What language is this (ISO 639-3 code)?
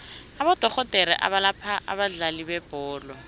nbl